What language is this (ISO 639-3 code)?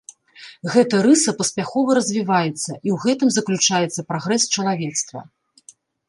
bel